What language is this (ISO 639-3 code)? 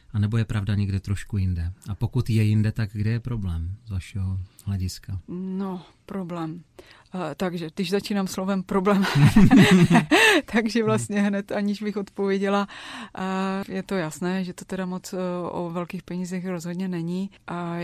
ces